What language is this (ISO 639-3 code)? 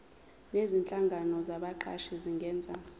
zul